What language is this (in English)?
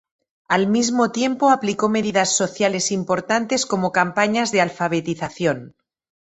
Spanish